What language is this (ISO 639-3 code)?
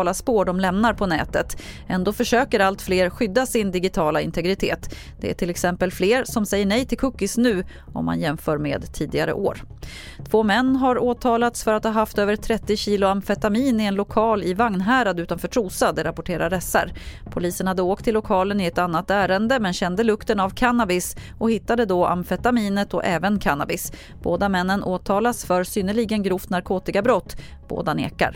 swe